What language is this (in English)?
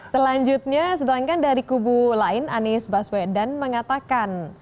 Indonesian